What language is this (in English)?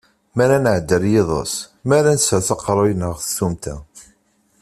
Kabyle